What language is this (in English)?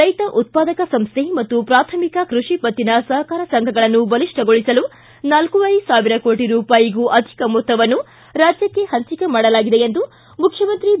Kannada